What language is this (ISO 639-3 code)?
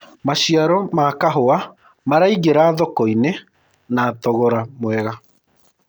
kik